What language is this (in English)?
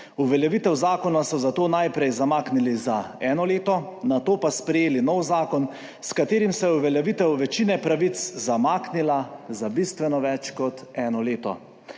Slovenian